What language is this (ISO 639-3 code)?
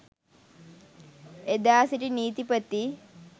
sin